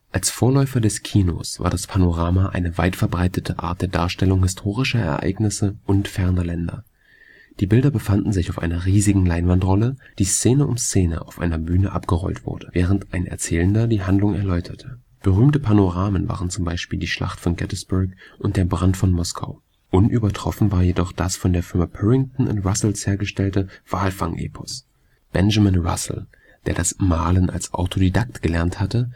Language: German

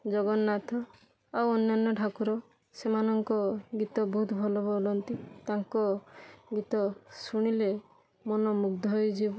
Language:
Odia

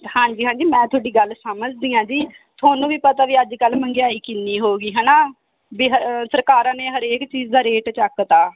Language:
Punjabi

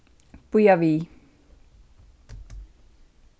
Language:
Faroese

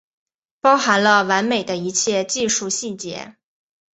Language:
Chinese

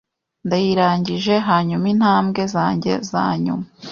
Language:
Kinyarwanda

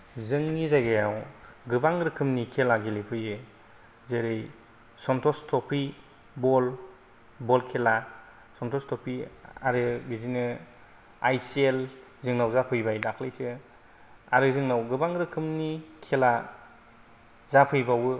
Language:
Bodo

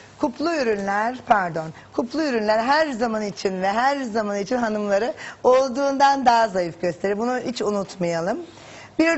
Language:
Turkish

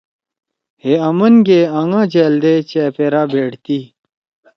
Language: Torwali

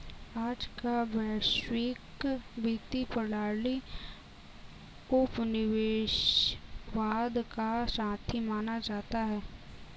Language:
Hindi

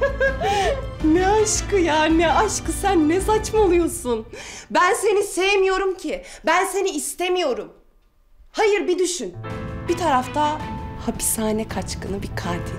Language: Turkish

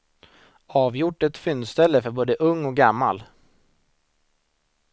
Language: Swedish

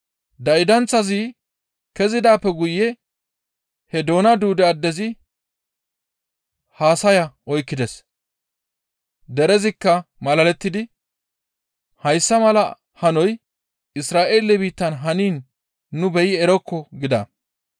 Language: Gamo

